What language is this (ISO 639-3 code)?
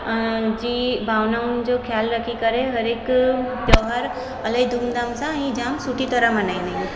snd